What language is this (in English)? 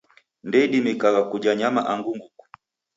Taita